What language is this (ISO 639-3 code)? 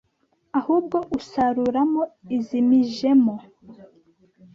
kin